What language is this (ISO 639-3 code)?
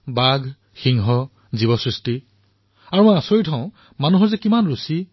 asm